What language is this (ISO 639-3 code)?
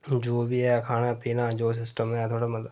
doi